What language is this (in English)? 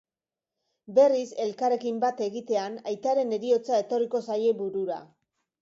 Basque